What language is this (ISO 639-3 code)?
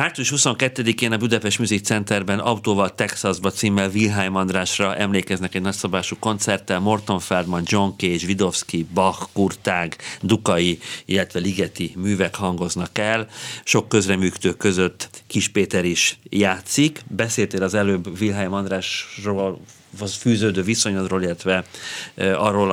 hun